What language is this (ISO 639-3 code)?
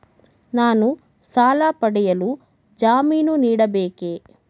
kan